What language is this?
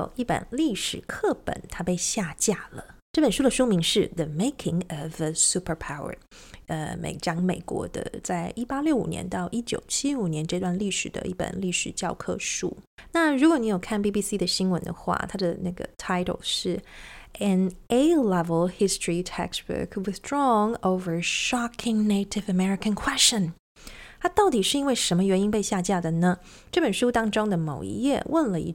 Chinese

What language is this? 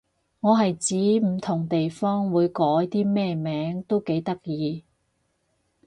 Cantonese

